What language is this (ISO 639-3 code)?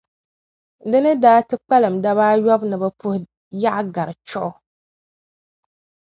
dag